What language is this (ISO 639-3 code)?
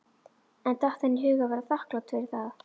isl